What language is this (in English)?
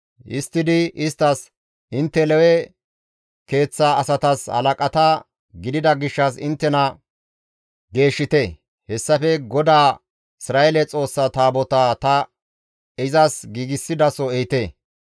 Gamo